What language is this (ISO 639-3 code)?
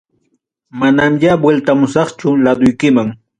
quy